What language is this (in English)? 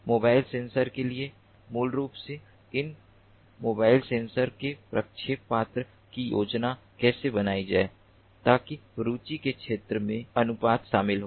Hindi